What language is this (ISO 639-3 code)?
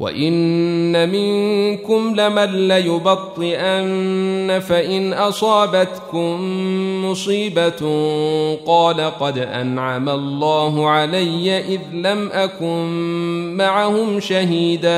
ara